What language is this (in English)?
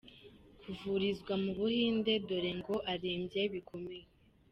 Kinyarwanda